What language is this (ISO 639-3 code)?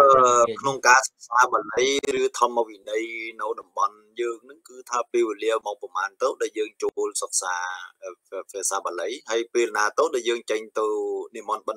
tha